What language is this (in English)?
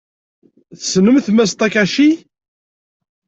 Kabyle